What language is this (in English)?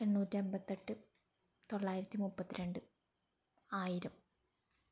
Malayalam